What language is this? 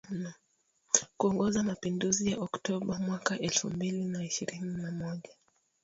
Swahili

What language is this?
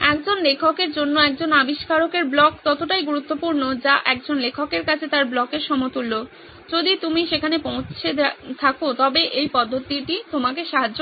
Bangla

